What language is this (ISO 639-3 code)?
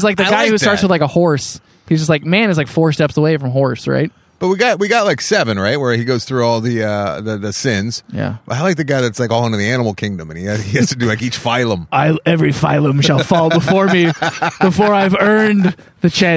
eng